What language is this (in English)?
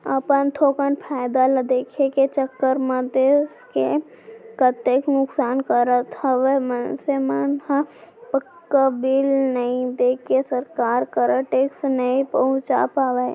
Chhattisgarhi